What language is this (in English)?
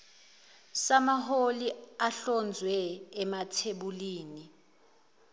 Zulu